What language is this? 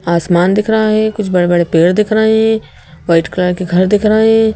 Hindi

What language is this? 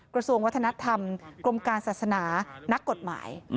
Thai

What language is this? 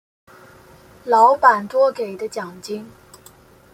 Chinese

